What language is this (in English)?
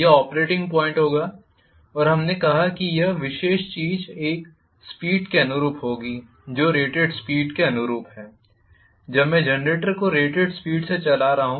Hindi